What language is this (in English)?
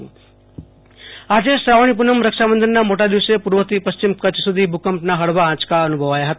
Gujarati